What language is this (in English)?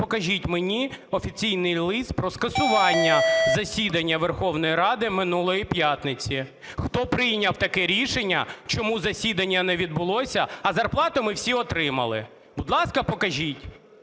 Ukrainian